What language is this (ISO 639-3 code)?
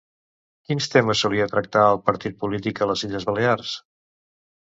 cat